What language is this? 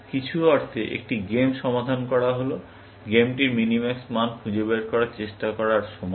Bangla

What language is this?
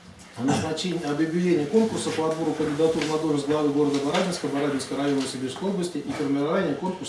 Russian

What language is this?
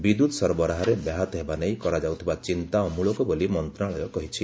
Odia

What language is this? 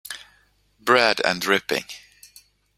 English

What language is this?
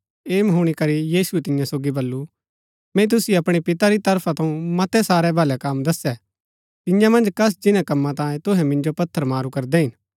Gaddi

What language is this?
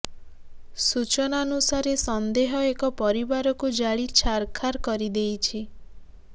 Odia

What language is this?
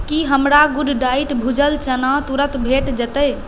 Maithili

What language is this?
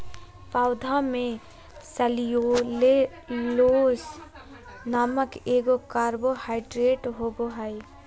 Magahi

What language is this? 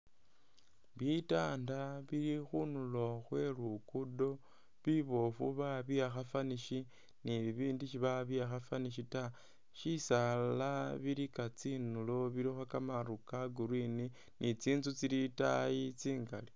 Masaaba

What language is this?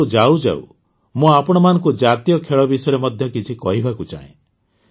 Odia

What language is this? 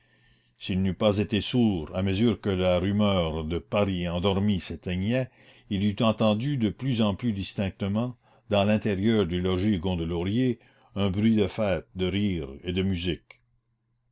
French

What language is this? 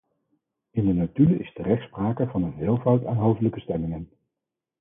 Dutch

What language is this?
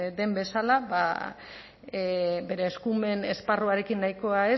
Basque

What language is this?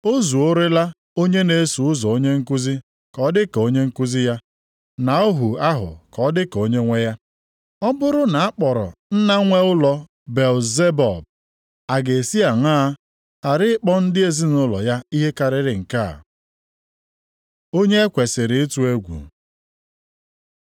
Igbo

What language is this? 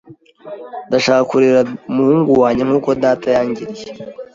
Kinyarwanda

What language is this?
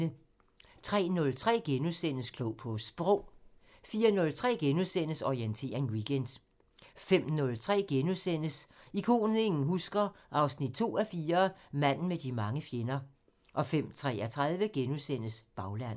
Danish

